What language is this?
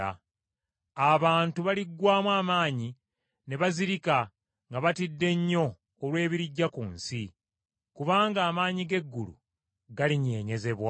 Ganda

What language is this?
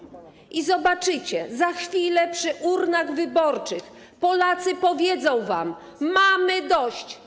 Polish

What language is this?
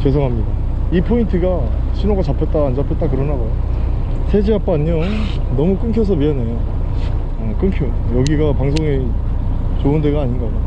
Korean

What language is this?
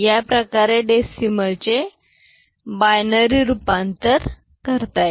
Marathi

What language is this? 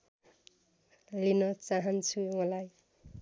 Nepali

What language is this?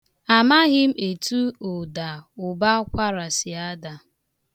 Igbo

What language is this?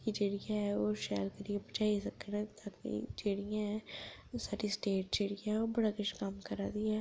Dogri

